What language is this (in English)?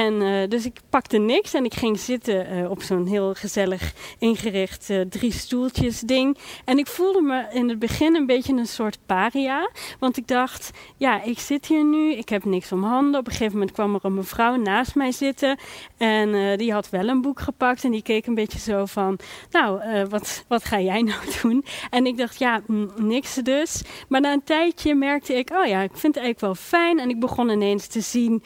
Dutch